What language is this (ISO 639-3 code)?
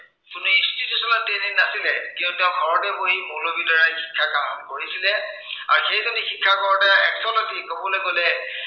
asm